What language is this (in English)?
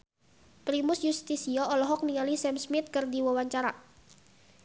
Sundanese